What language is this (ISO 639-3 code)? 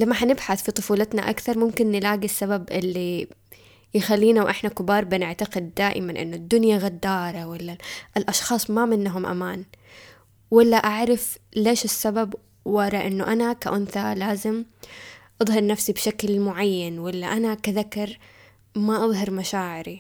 ara